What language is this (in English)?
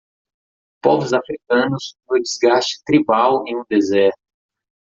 Portuguese